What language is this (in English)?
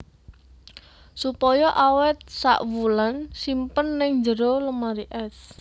Javanese